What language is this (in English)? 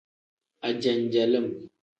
Tem